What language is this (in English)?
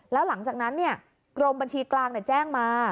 Thai